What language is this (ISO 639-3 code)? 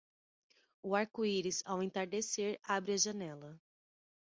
por